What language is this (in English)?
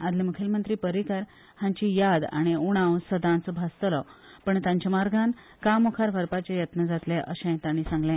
Konkani